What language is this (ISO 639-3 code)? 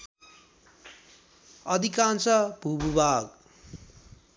nep